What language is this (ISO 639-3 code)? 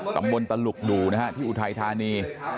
tha